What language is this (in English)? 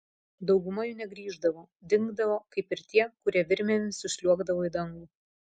Lithuanian